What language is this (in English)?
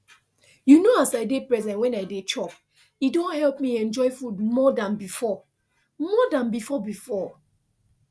Nigerian Pidgin